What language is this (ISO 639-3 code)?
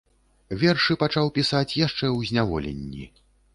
bel